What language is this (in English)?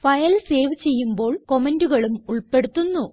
Malayalam